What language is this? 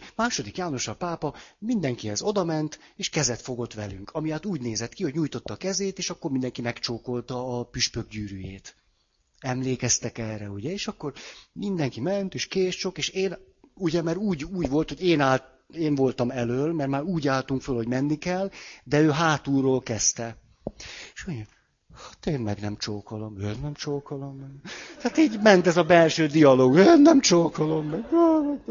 Hungarian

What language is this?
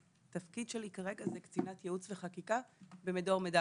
Hebrew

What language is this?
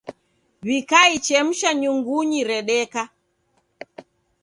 Taita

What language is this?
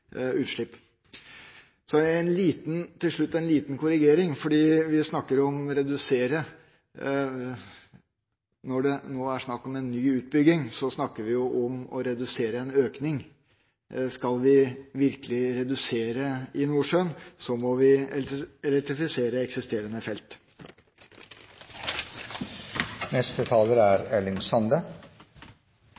Norwegian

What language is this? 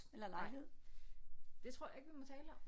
Danish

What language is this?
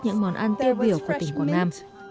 Vietnamese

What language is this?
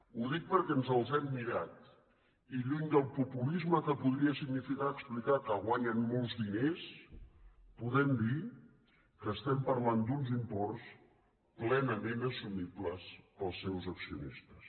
Catalan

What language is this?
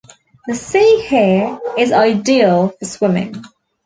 English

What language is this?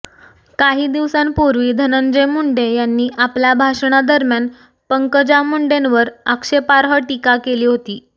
Marathi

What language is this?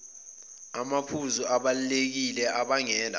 Zulu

